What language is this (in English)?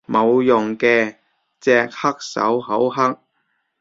Cantonese